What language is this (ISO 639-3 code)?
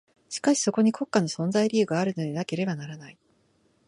jpn